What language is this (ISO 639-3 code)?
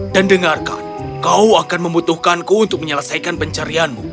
ind